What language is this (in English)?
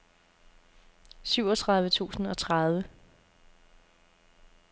Danish